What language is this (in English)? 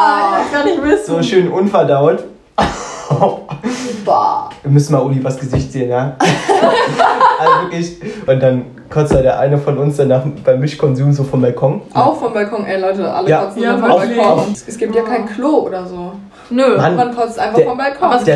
German